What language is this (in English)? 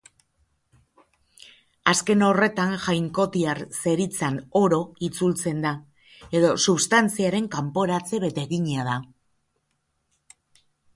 Basque